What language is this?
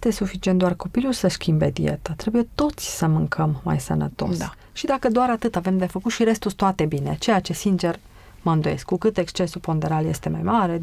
Romanian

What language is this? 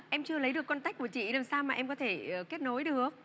Vietnamese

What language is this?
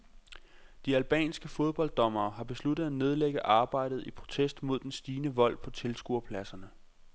Danish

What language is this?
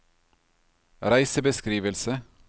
Norwegian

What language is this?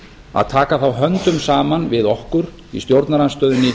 Icelandic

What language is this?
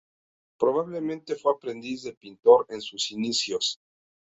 Spanish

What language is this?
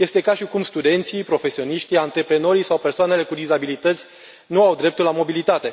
Romanian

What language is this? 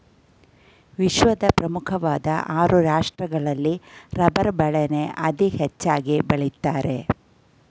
Kannada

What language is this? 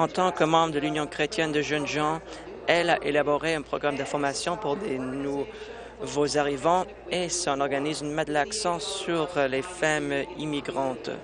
French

